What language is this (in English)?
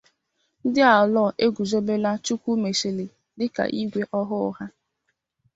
Igbo